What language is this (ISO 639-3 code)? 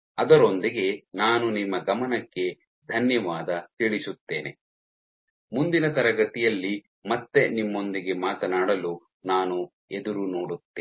kan